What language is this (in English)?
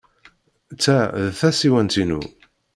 Kabyle